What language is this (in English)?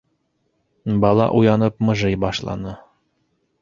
Bashkir